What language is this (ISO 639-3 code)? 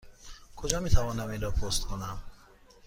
fas